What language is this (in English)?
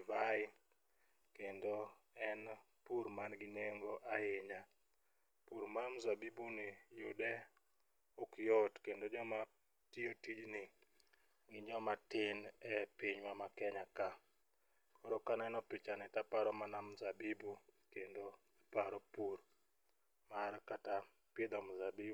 Luo (Kenya and Tanzania)